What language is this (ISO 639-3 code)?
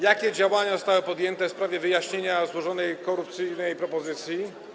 pol